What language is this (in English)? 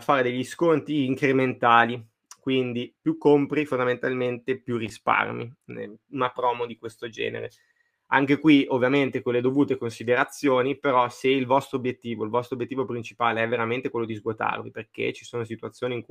Italian